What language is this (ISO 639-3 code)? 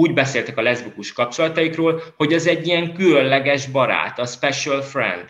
hun